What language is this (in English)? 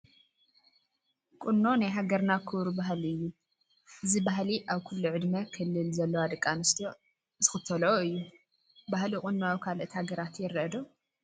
Tigrinya